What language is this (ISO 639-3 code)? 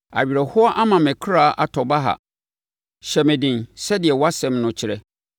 aka